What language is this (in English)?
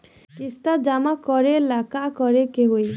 Bhojpuri